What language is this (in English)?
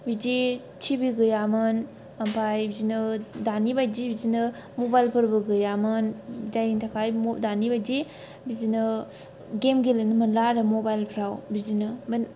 Bodo